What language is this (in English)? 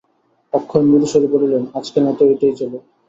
Bangla